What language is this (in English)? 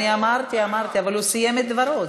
Hebrew